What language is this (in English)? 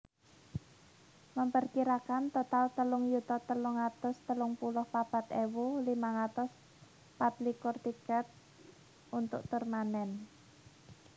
Javanese